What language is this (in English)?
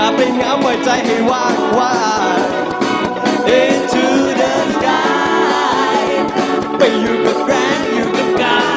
Thai